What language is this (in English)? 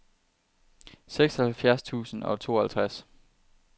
Danish